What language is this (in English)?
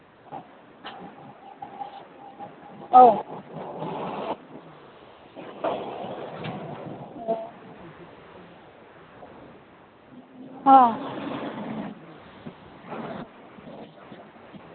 Manipuri